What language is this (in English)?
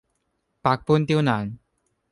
Cantonese